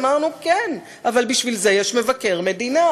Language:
Hebrew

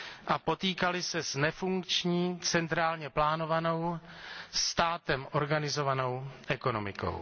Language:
Czech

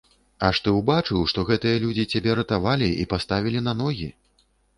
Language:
Belarusian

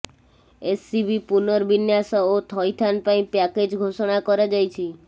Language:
Odia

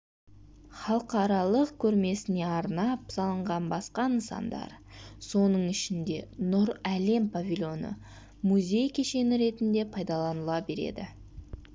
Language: Kazakh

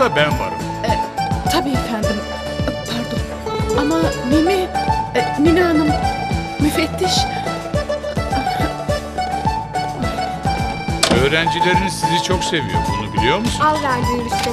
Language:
Turkish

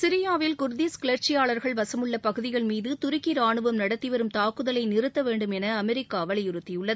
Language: Tamil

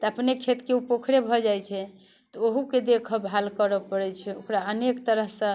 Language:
Maithili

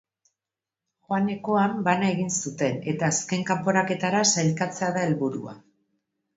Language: Basque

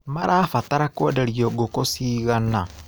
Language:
Kikuyu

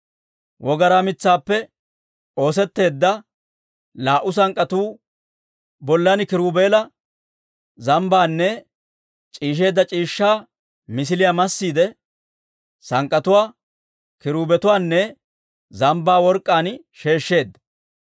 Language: Dawro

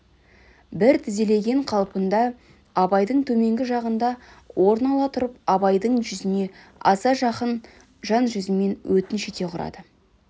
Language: Kazakh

